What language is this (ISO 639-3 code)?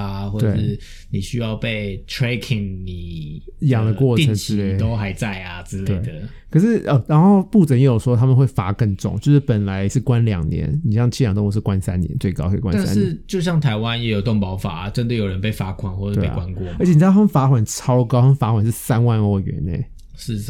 zho